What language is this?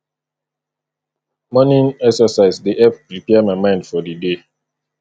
Nigerian Pidgin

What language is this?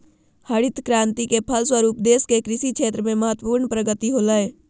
Magahi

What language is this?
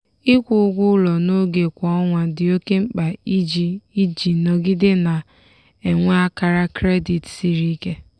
Igbo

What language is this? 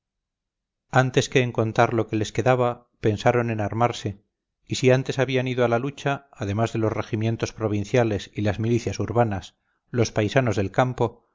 Spanish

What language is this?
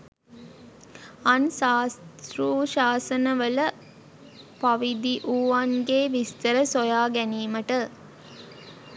Sinhala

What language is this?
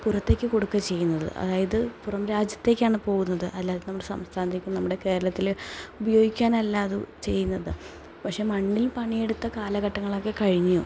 Malayalam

